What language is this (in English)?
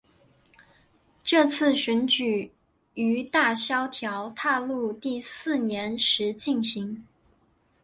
Chinese